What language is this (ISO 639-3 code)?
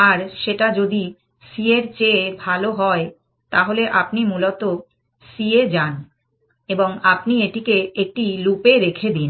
ben